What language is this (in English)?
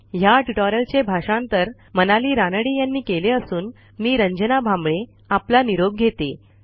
Marathi